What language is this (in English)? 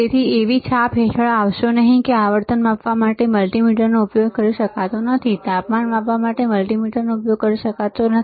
Gujarati